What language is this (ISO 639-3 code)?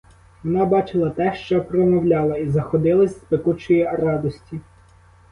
ukr